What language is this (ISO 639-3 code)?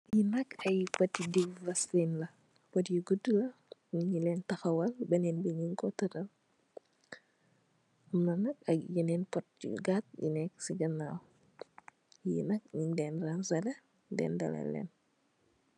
wol